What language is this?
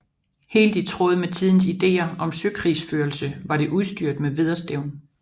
Danish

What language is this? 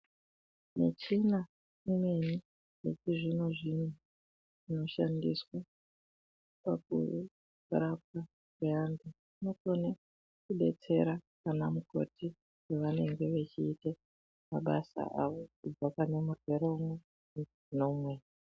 Ndau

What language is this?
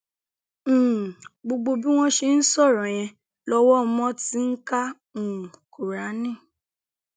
Yoruba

